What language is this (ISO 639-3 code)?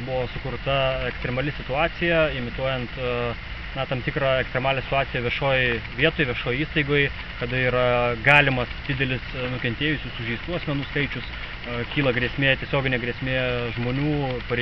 lit